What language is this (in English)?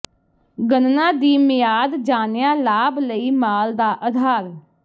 Punjabi